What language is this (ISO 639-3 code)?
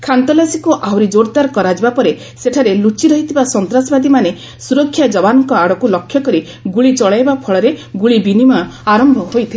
ori